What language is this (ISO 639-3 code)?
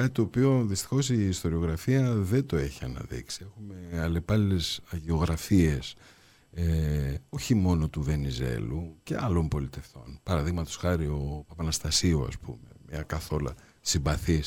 ell